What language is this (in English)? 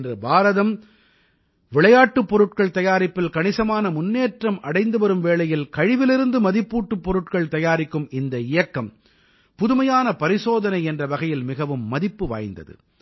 Tamil